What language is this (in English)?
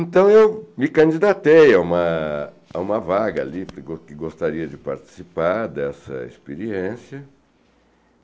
Portuguese